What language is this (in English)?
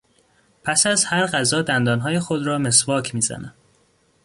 Persian